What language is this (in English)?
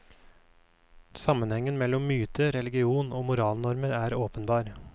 Norwegian